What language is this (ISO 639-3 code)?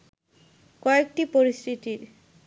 ben